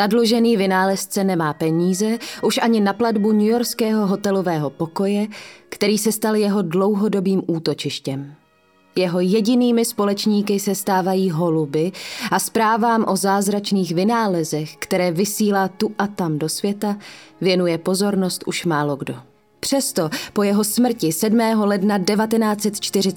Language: Czech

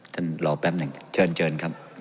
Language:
Thai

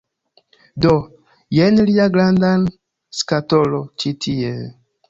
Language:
Esperanto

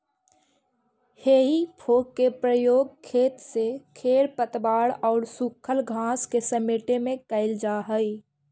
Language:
Magahi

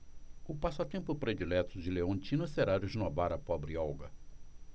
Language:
Portuguese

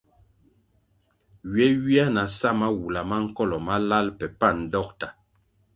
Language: Kwasio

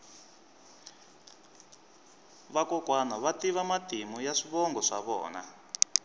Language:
Tsonga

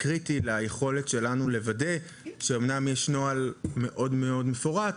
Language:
Hebrew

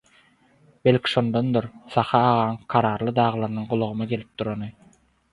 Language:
Turkmen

